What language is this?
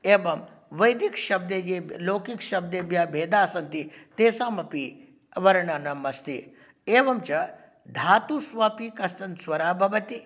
Sanskrit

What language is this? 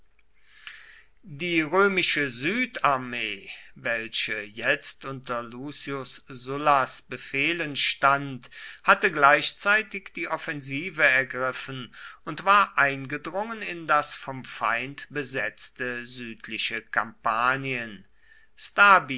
German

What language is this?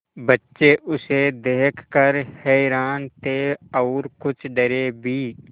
Hindi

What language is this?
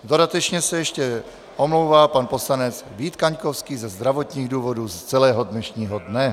Czech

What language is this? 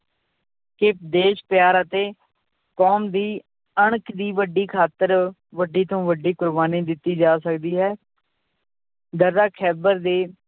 Punjabi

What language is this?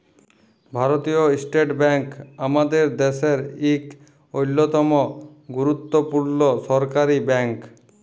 Bangla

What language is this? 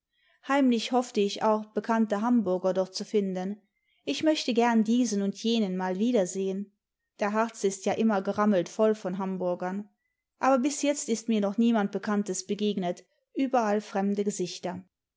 German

